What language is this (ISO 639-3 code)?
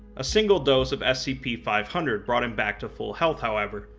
eng